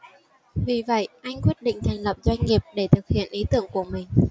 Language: Vietnamese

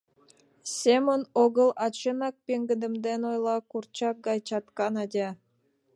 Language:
Mari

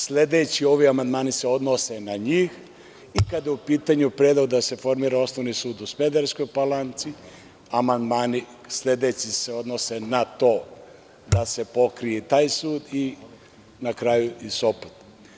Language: Serbian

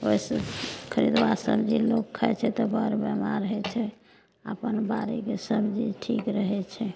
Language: Maithili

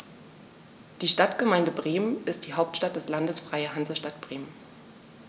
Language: German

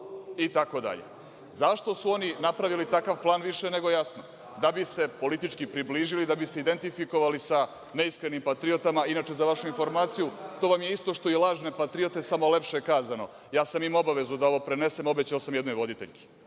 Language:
Serbian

